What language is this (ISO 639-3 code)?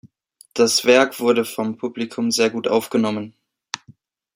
deu